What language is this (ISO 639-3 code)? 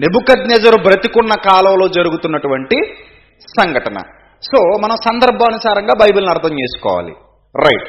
tel